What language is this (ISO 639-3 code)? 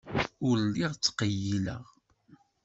kab